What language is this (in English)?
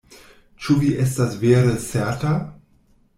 Esperanto